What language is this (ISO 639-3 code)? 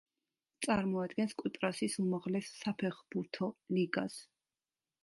kat